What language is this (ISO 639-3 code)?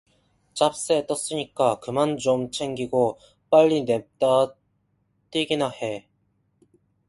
kor